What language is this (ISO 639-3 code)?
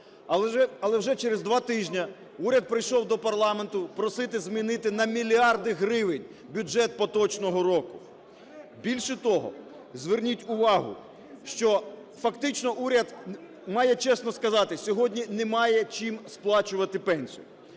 ukr